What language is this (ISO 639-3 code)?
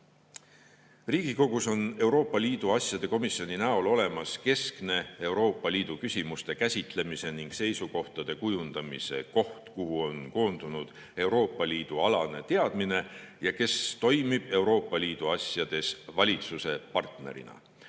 est